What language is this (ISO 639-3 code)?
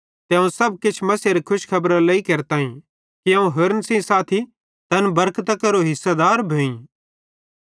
bhd